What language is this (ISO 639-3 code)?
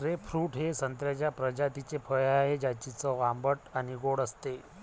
mar